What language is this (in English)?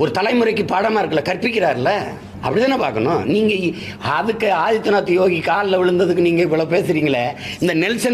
Italian